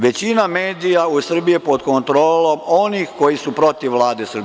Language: Serbian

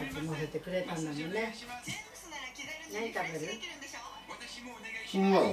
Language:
Japanese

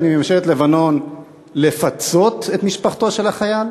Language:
Hebrew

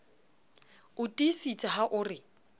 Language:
Southern Sotho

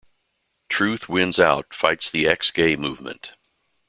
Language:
English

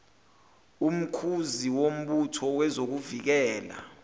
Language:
Zulu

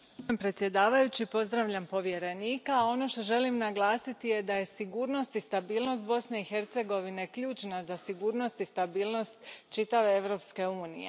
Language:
Croatian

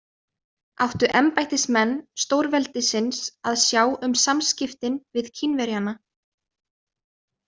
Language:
Icelandic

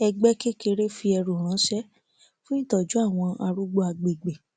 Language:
Yoruba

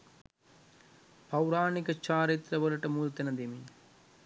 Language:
Sinhala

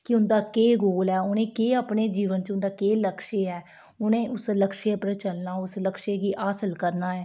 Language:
Dogri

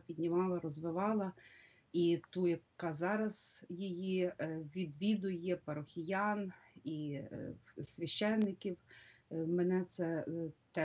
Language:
Ukrainian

